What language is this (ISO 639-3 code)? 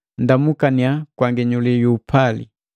mgv